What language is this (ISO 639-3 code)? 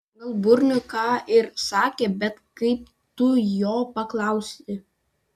lit